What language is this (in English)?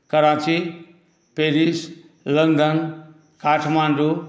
Maithili